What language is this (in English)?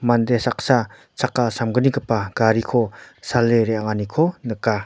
Garo